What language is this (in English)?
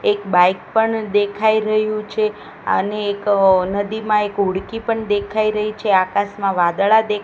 Gujarati